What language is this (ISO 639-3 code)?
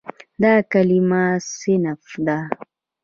pus